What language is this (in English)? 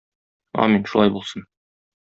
Tatar